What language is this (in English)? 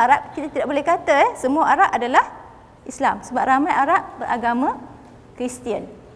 Malay